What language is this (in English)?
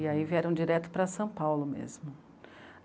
Portuguese